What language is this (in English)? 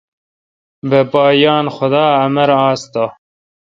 Kalkoti